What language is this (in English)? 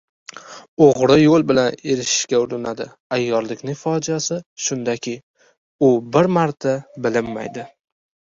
Uzbek